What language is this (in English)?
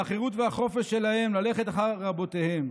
Hebrew